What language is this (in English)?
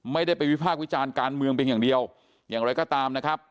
Thai